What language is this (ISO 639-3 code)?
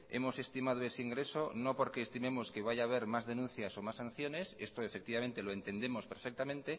spa